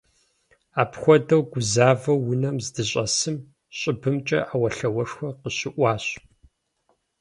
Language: Kabardian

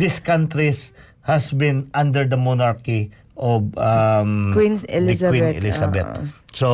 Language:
Filipino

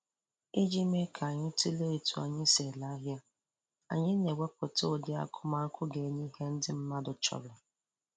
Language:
Igbo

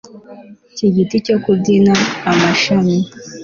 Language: Kinyarwanda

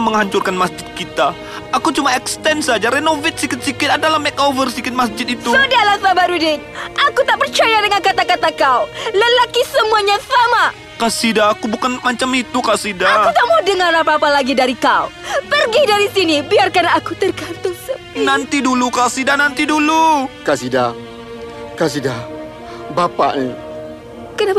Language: Malay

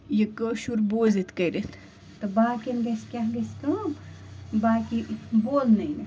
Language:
Kashmiri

